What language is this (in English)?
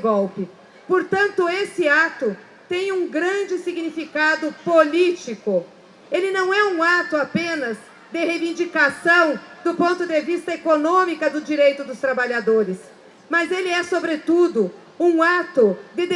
Portuguese